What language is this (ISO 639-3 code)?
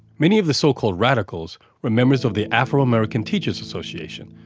eng